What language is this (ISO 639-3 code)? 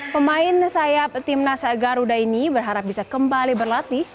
ind